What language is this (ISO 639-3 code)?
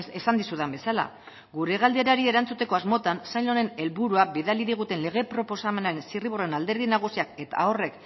eus